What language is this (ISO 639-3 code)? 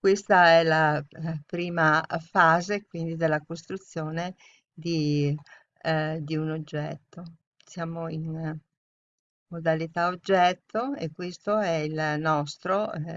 ita